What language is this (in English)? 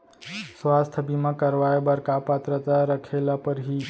Chhattisgarhi